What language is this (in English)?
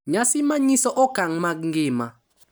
Luo (Kenya and Tanzania)